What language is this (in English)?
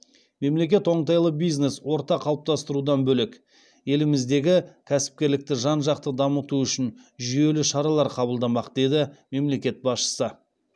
Kazakh